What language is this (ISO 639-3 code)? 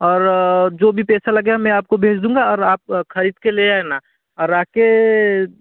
hin